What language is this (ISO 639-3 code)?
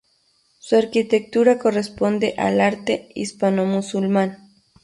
spa